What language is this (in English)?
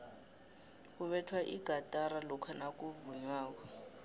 South Ndebele